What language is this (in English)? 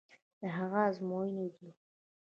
Pashto